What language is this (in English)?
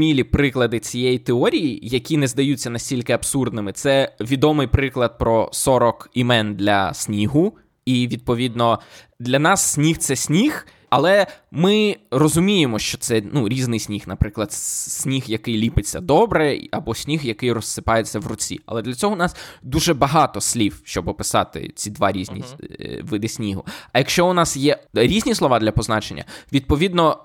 Ukrainian